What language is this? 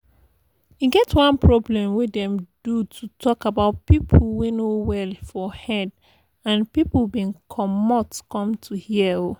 Nigerian Pidgin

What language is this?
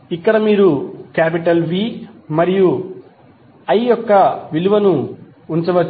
Telugu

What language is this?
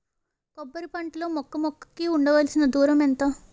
Telugu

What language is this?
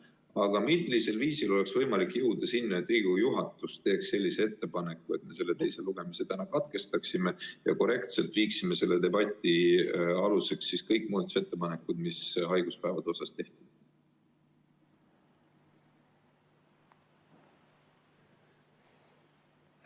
Estonian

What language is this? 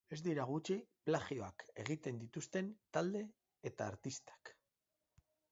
Basque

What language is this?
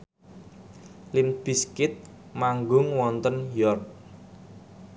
Javanese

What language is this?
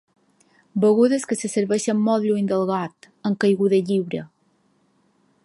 Catalan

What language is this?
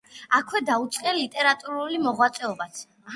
Georgian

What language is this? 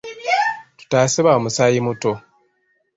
Ganda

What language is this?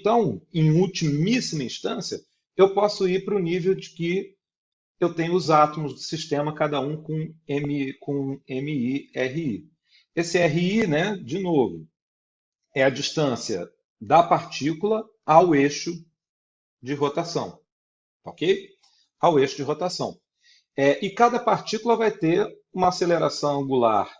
Portuguese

